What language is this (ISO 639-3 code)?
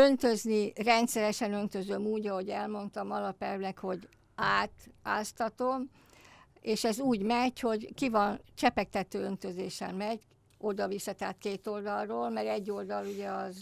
hun